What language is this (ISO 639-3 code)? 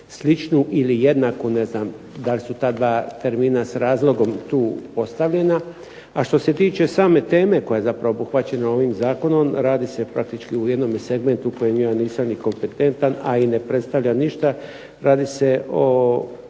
hrv